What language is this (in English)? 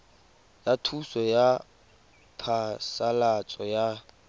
Tswana